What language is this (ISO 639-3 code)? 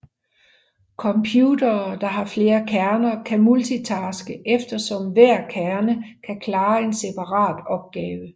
dan